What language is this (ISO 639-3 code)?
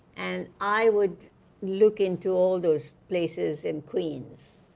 eng